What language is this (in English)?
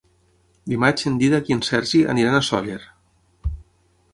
Catalan